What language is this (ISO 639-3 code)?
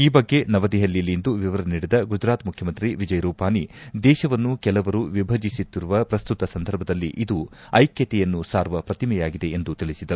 kan